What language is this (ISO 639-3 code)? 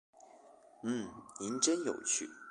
zho